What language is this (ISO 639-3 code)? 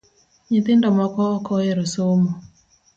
luo